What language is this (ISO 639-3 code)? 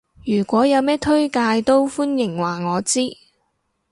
yue